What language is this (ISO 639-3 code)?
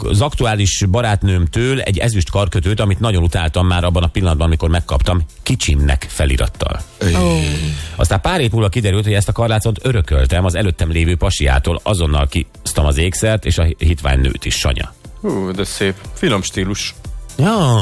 hun